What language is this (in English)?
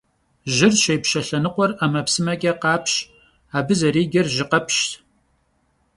Kabardian